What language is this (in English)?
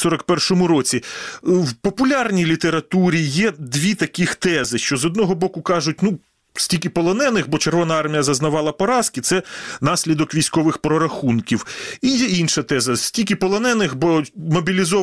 Ukrainian